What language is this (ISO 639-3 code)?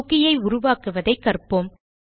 tam